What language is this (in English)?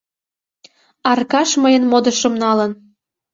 Mari